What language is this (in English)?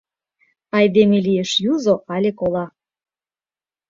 Mari